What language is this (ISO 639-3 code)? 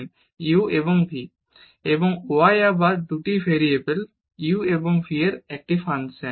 ben